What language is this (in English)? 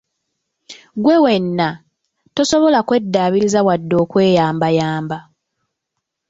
Ganda